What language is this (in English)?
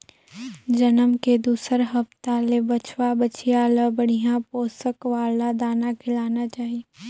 Chhattisgarhi